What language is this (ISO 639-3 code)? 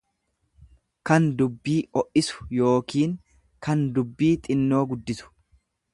orm